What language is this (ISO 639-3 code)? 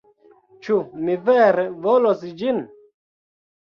epo